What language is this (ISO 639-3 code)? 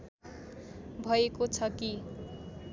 nep